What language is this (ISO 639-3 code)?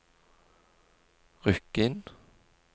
nor